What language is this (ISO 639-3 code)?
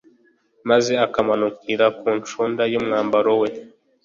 kin